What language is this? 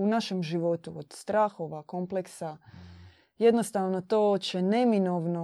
Croatian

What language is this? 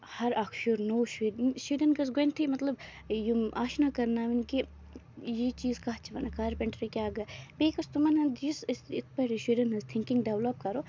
Kashmiri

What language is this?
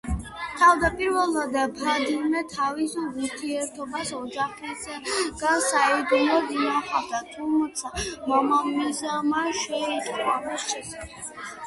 Georgian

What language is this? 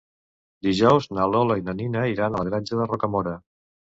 Catalan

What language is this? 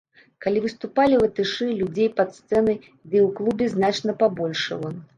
Belarusian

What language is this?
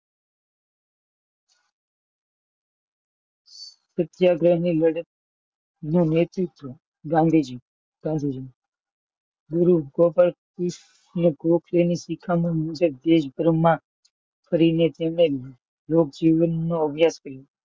Gujarati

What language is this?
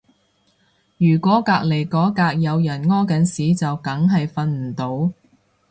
Cantonese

